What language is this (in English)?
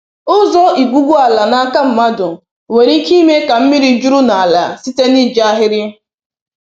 Igbo